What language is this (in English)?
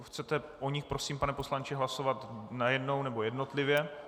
Czech